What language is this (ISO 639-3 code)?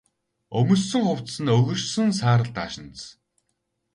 mon